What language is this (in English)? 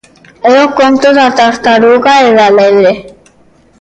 Galician